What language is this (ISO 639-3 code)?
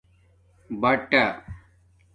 dmk